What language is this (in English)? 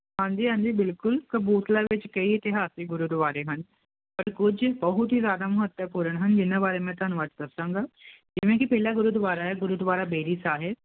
Punjabi